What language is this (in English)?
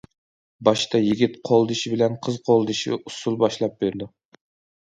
Uyghur